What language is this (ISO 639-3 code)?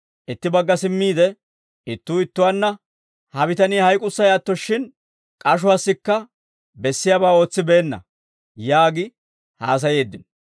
dwr